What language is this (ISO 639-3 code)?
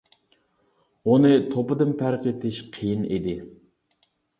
uig